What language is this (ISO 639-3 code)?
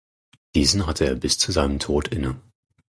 deu